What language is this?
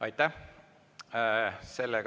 Estonian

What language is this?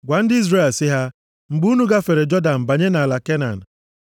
Igbo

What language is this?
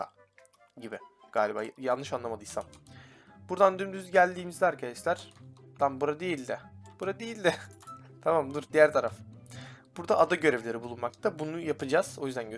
Turkish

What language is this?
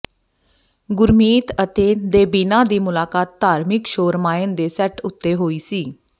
Punjabi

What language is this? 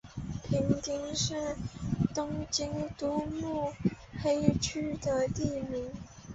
Chinese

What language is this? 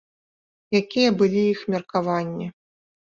Belarusian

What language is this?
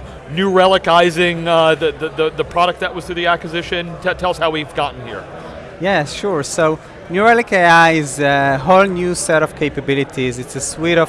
English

